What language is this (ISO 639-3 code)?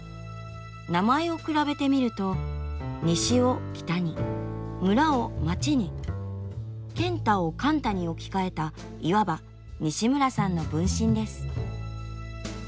jpn